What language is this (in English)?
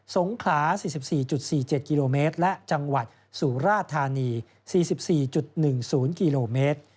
Thai